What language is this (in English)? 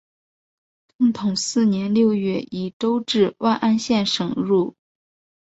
Chinese